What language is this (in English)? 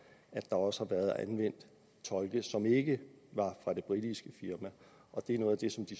Danish